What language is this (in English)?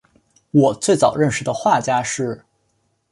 Chinese